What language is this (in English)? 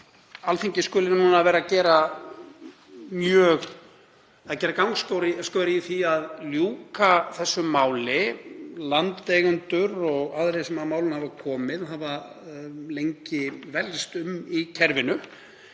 Icelandic